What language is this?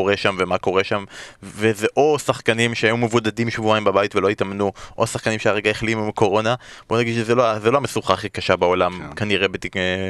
Hebrew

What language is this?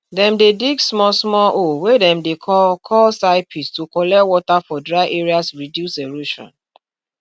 Nigerian Pidgin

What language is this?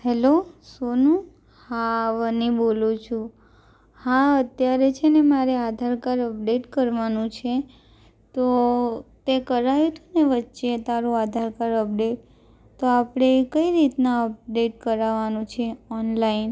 Gujarati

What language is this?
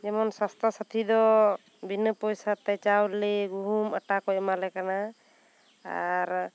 Santali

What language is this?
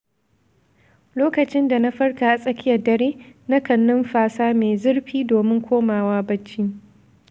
Hausa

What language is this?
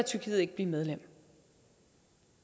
Danish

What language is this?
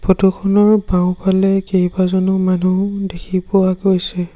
Assamese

